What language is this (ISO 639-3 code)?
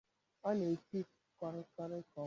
ibo